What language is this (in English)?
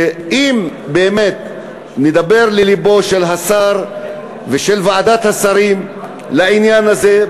Hebrew